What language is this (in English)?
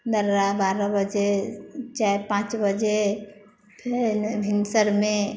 Maithili